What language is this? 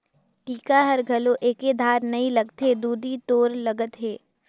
Chhattisgarhi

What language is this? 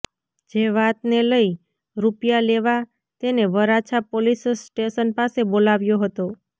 Gujarati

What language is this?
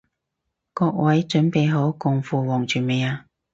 Cantonese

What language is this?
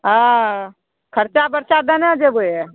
Maithili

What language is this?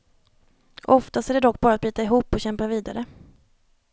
Swedish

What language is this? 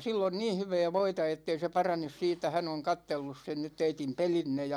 Finnish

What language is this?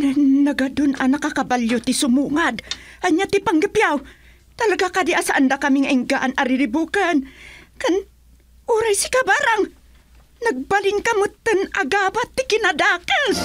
Filipino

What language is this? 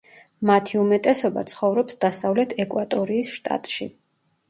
Georgian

